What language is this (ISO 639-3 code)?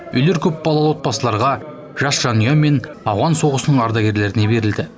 kaz